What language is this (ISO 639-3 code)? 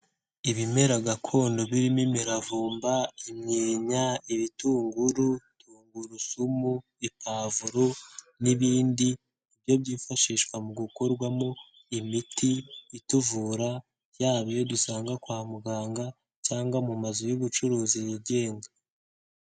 kin